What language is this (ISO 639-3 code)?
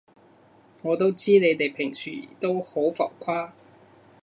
yue